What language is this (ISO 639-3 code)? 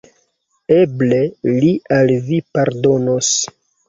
epo